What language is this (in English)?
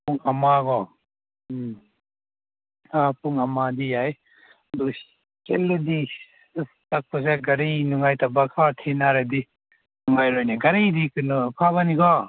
Manipuri